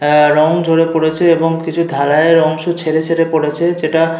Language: Bangla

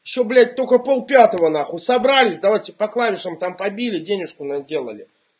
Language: Russian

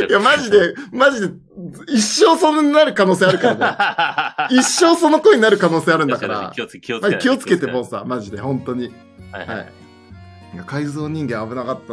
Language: Japanese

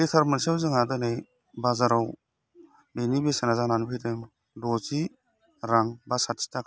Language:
Bodo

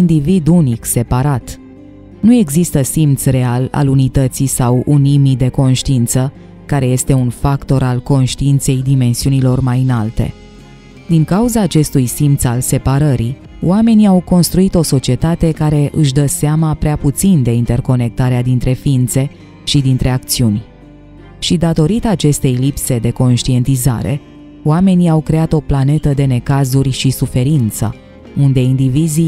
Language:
Romanian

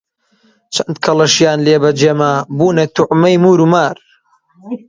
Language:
Central Kurdish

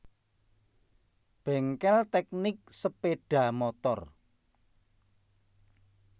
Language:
Javanese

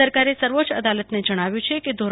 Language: Gujarati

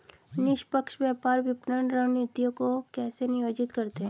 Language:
Hindi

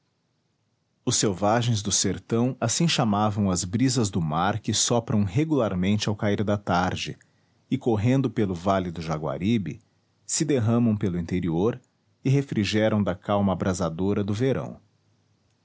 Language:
Portuguese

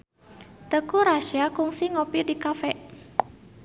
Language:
Sundanese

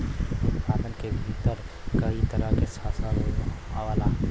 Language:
Bhojpuri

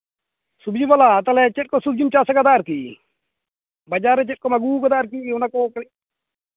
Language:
Santali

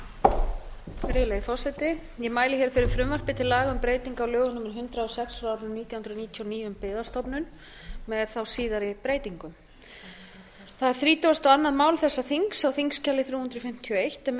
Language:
Icelandic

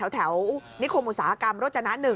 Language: Thai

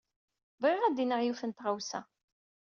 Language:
Kabyle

